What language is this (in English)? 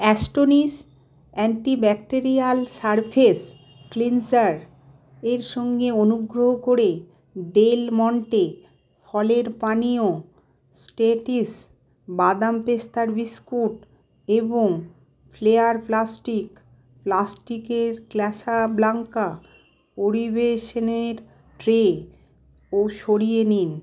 Bangla